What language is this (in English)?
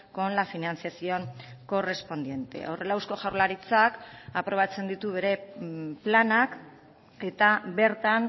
Basque